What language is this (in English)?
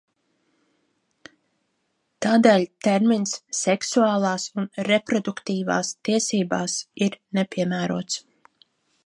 Latvian